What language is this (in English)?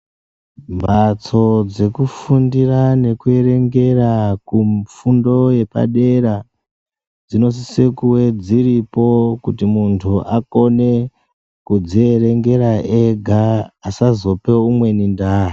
Ndau